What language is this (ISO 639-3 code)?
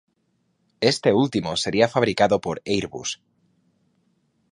spa